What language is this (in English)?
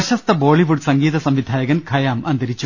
Malayalam